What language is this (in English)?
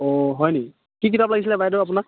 Assamese